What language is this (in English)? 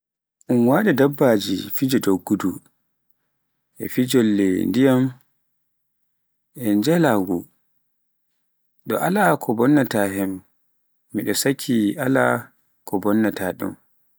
Pular